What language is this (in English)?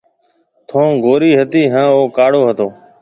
Marwari (Pakistan)